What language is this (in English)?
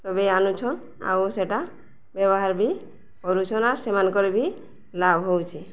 Odia